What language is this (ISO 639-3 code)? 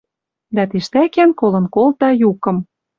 mrj